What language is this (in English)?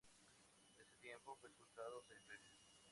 Spanish